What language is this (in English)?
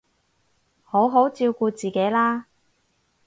Cantonese